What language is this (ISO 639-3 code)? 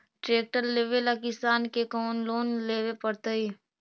mag